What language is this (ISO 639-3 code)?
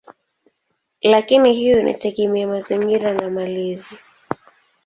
swa